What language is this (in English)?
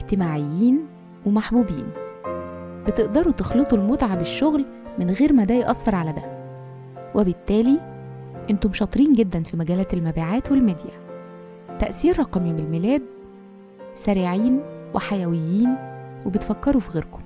Arabic